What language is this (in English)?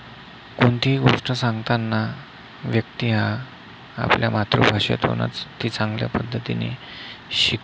Marathi